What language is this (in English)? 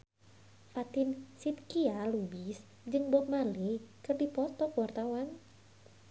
Sundanese